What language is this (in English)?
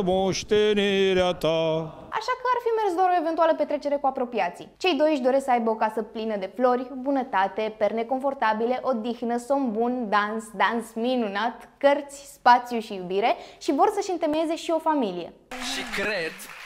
Romanian